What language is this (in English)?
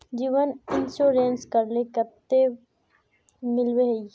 Magahi